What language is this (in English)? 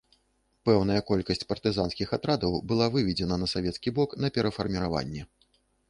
Belarusian